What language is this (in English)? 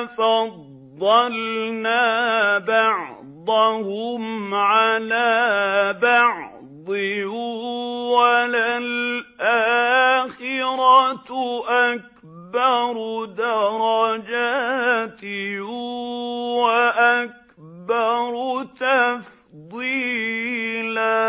Arabic